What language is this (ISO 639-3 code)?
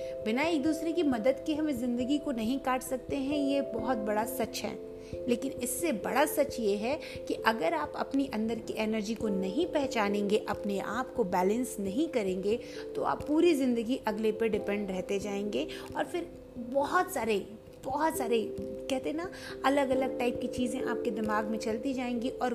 hin